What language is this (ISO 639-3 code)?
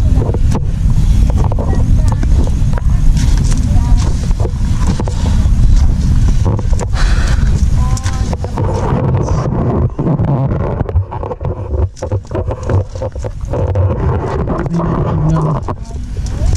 fil